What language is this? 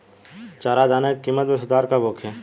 Bhojpuri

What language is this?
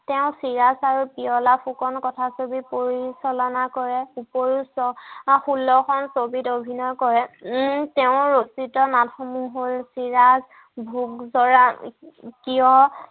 Assamese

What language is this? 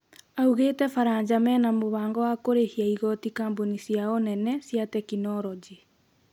Kikuyu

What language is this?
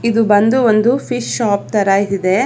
Kannada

